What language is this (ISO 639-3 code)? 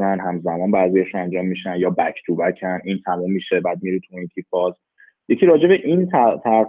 fas